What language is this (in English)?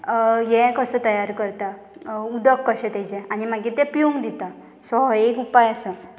Konkani